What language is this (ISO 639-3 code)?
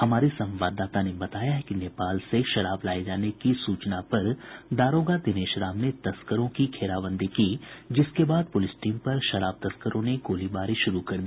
hin